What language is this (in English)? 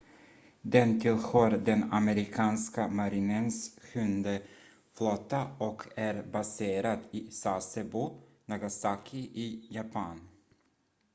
Swedish